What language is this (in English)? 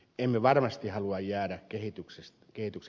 Finnish